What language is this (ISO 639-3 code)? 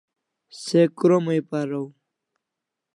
kls